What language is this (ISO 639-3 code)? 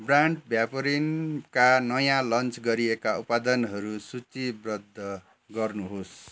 nep